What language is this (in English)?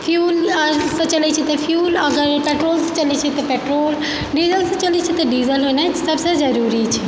Maithili